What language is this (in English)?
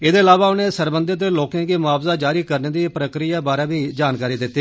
Dogri